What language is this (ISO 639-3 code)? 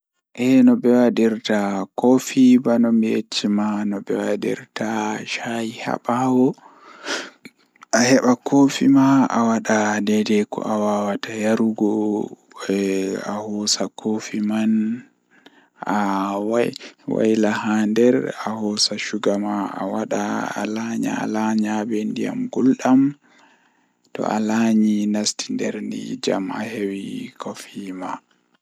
ful